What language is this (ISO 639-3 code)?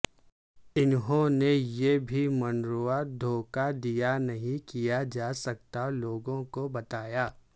urd